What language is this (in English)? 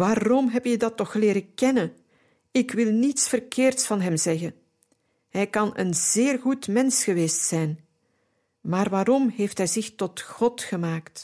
Dutch